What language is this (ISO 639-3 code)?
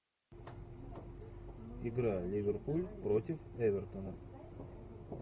rus